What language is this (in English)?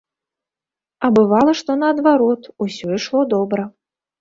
Belarusian